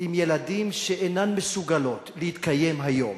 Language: Hebrew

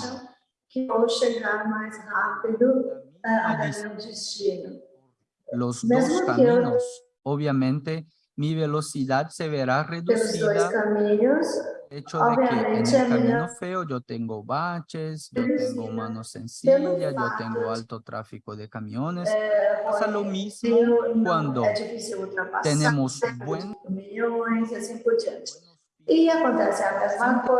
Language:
Portuguese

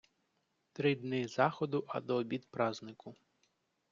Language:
Ukrainian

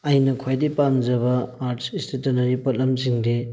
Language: Manipuri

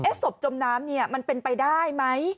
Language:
Thai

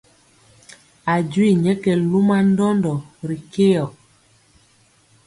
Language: Mpiemo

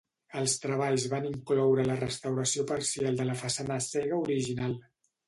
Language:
Catalan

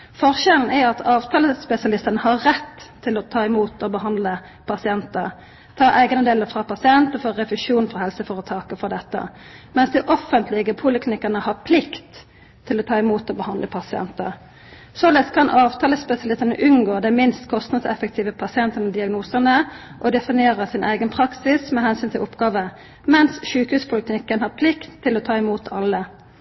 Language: Norwegian Nynorsk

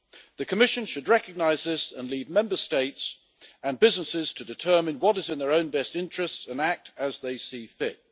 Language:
English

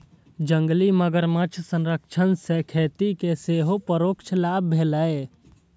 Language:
Maithili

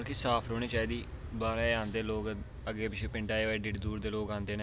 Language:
Dogri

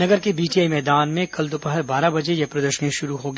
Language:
Hindi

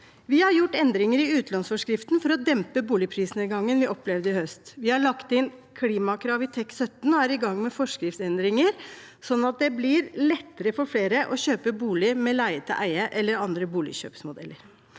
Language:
Norwegian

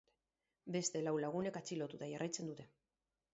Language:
Basque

